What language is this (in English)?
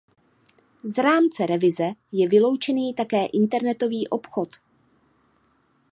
Czech